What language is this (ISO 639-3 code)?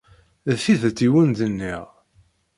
kab